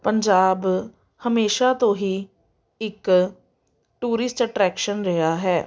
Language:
Punjabi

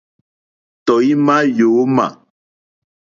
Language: Mokpwe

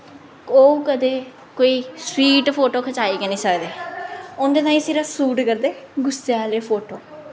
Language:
Dogri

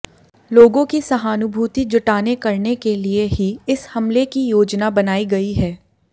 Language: Hindi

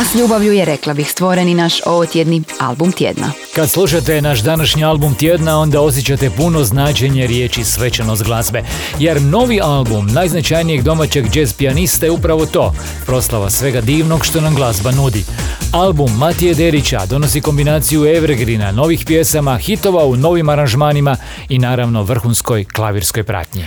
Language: Croatian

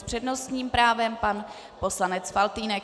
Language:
Czech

